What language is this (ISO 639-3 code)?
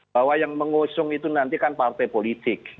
ind